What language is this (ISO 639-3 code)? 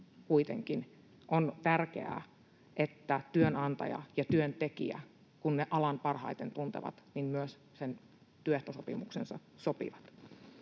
fin